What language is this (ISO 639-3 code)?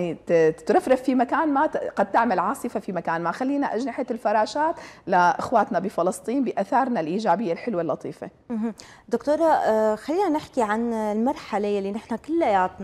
ara